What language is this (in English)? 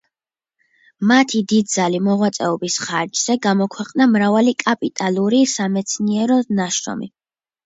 Georgian